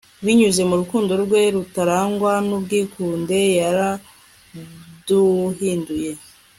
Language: Kinyarwanda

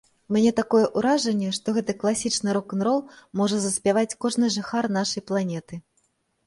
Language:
Belarusian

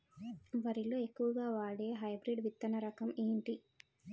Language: Telugu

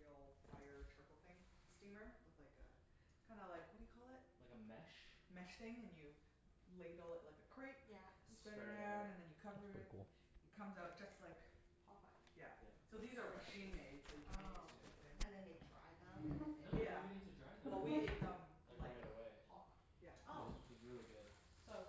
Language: English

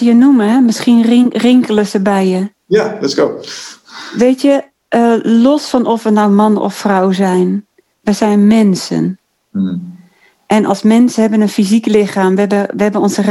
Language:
Dutch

